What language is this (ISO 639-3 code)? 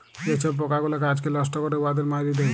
ben